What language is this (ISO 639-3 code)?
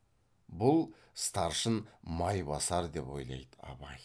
kaz